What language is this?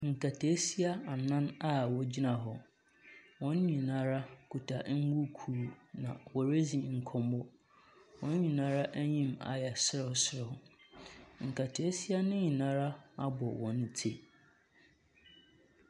Akan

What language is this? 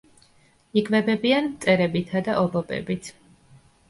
Georgian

